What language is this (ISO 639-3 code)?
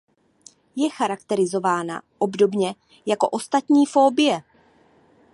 ces